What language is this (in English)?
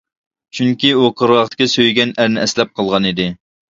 Uyghur